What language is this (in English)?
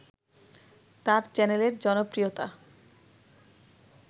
Bangla